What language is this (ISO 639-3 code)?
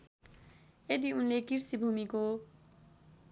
nep